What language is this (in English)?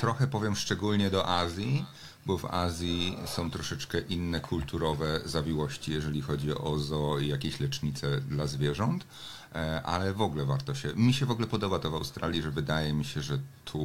Polish